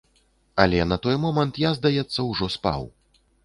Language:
Belarusian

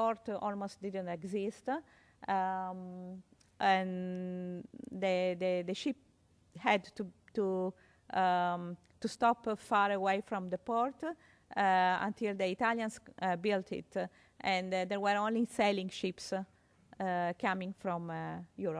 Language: English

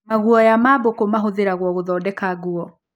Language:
Kikuyu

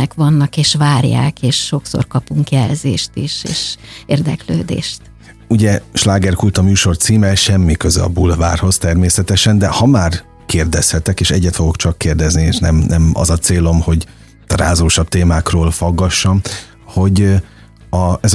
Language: Hungarian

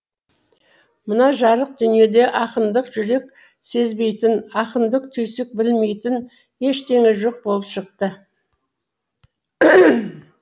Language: Kazakh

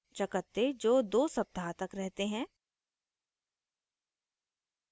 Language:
Hindi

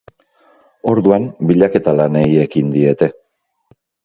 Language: Basque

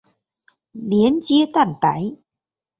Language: Chinese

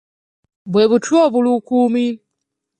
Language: Ganda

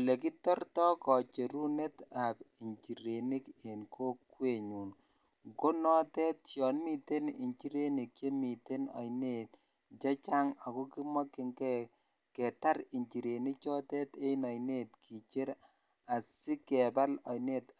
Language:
Kalenjin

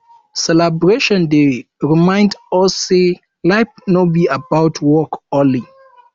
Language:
Nigerian Pidgin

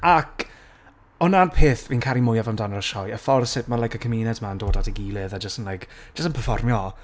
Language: Welsh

